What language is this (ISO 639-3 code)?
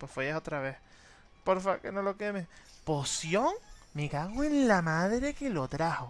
spa